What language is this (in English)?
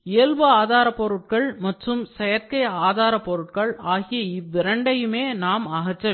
Tamil